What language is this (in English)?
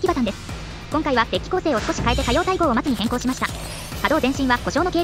Japanese